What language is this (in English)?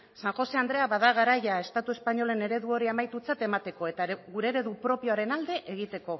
Basque